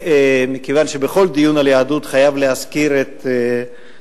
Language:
Hebrew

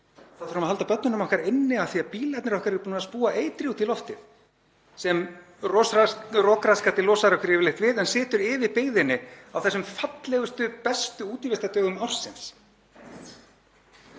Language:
Icelandic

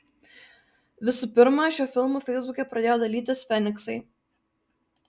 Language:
Lithuanian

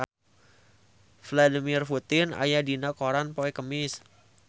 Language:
Sundanese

